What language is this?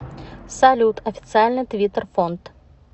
Russian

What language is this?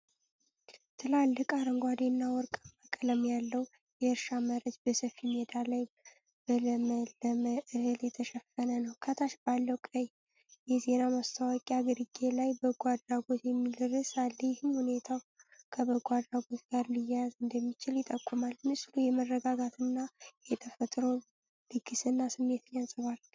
Amharic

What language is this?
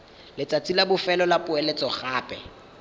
Tswana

